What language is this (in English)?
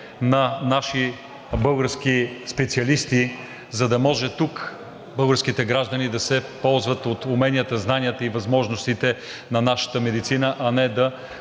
Bulgarian